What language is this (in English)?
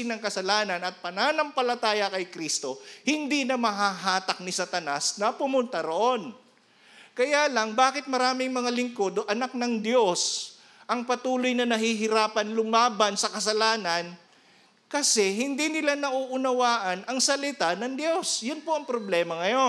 Filipino